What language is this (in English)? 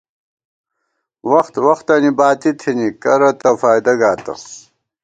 Gawar-Bati